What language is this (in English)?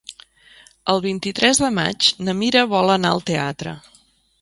Catalan